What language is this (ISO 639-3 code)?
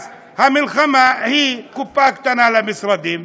heb